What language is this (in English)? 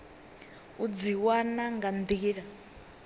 Venda